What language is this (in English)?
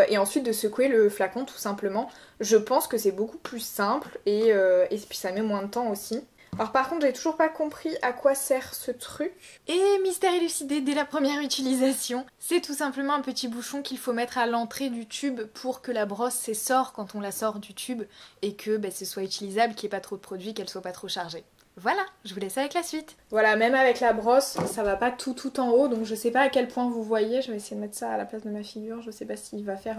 French